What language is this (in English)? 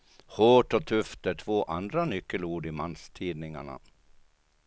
Swedish